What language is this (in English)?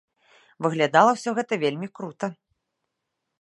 Belarusian